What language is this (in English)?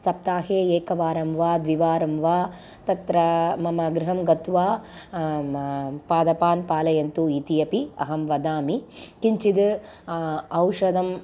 Sanskrit